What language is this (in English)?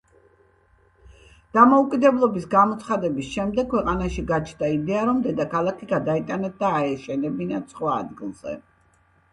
Georgian